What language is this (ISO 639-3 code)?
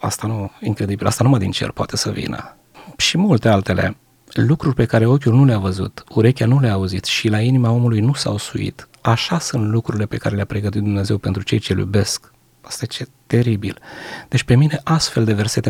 ron